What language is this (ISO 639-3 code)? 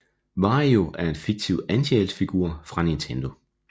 dan